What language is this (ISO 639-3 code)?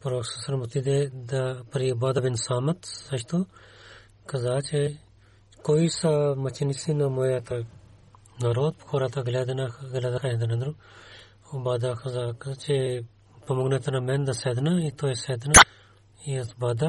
bul